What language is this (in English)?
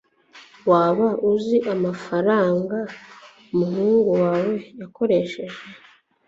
Kinyarwanda